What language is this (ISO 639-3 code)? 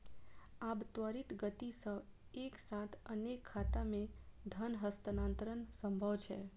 mai